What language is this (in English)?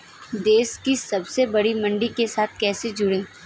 Hindi